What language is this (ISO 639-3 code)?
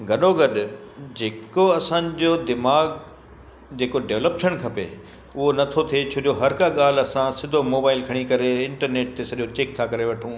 snd